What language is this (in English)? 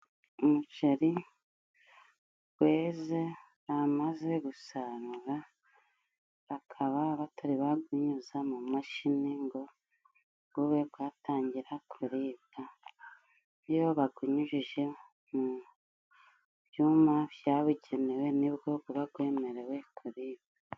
Kinyarwanda